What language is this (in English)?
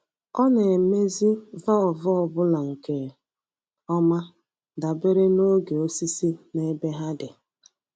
Igbo